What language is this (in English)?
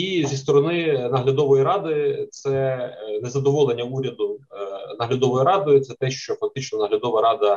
Ukrainian